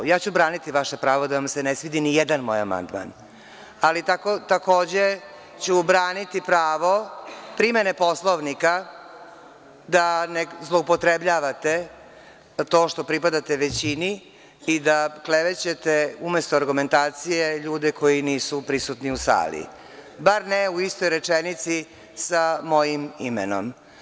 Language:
Serbian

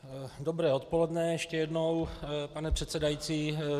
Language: Czech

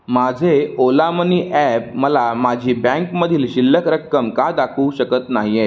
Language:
Marathi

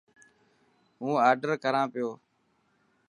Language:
Dhatki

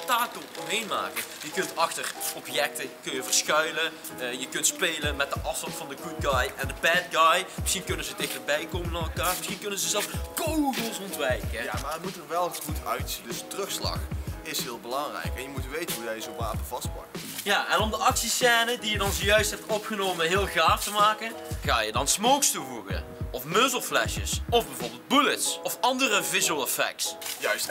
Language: Dutch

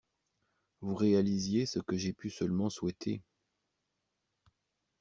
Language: French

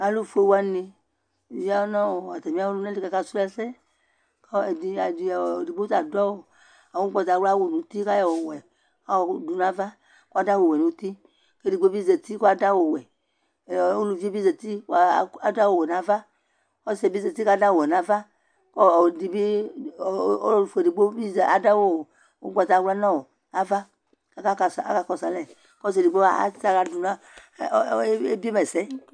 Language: Ikposo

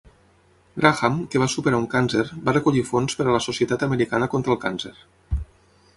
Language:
Catalan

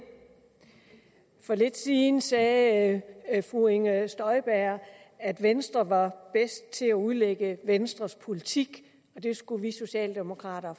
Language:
Danish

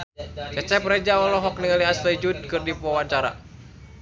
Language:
Sundanese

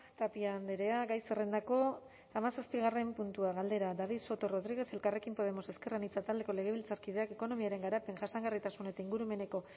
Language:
Basque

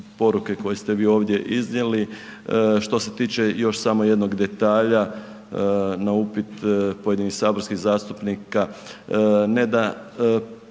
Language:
Croatian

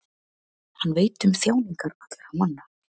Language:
Icelandic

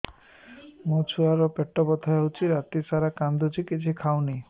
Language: Odia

